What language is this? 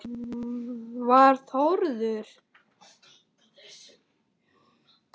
Icelandic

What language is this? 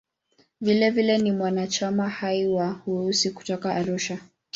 Swahili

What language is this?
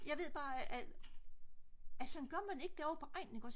Danish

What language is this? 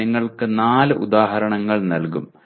Malayalam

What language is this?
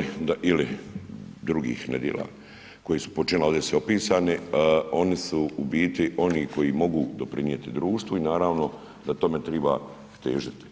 Croatian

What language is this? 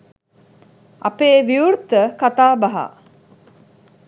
Sinhala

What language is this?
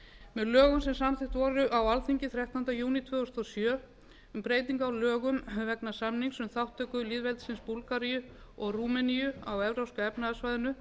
Icelandic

